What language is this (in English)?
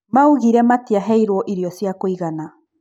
Kikuyu